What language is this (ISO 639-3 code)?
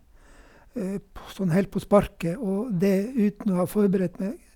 nor